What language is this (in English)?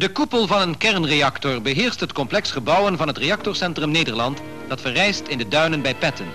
Dutch